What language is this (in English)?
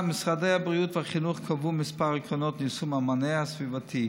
Hebrew